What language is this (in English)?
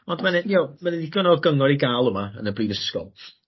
Welsh